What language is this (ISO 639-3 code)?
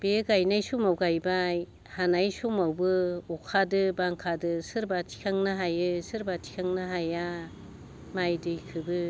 brx